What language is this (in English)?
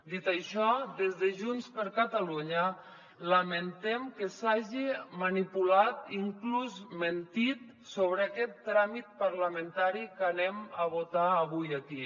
Catalan